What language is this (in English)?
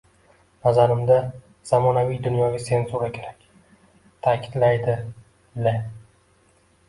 Uzbek